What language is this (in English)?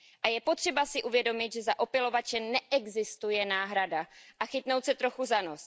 Czech